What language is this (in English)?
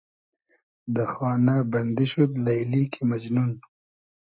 Hazaragi